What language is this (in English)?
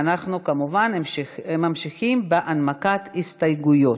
Hebrew